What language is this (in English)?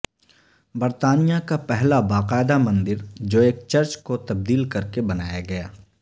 Urdu